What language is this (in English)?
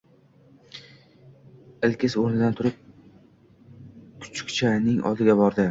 Uzbek